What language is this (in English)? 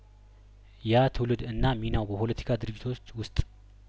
Amharic